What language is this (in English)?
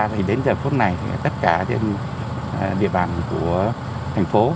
Vietnamese